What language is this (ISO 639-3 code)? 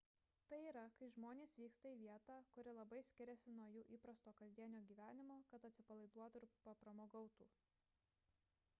lit